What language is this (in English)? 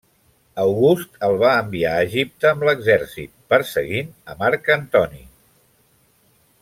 Catalan